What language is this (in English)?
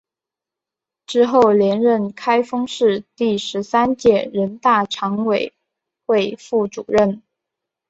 Chinese